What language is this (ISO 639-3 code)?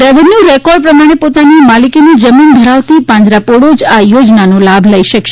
guj